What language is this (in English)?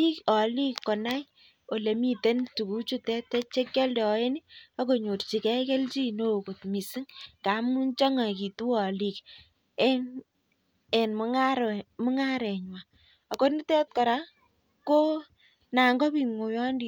Kalenjin